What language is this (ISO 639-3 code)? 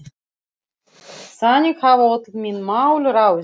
isl